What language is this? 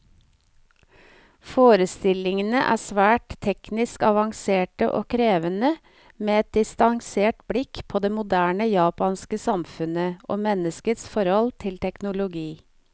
Norwegian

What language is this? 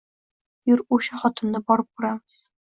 Uzbek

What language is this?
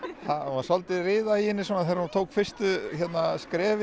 Icelandic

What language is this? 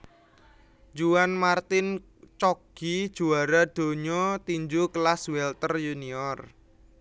Javanese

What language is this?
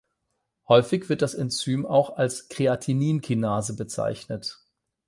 German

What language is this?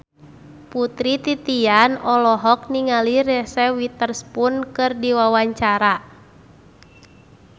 Sundanese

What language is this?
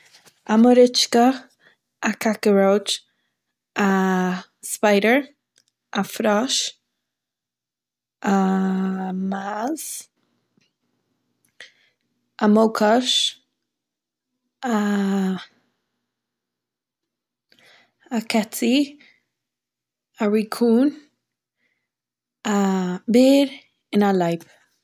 Yiddish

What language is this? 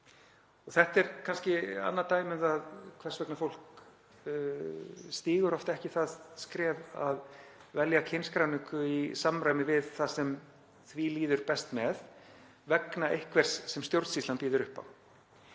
Icelandic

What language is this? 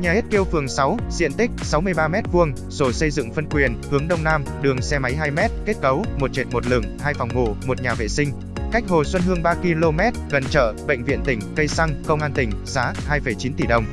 Vietnamese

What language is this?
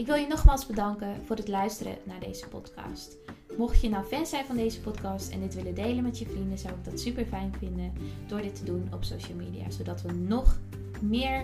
Dutch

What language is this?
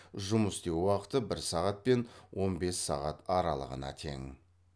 Kazakh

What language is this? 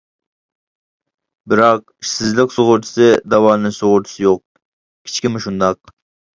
Uyghur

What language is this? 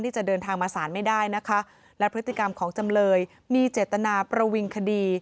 Thai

